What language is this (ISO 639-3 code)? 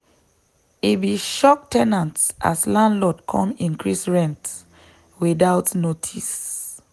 pcm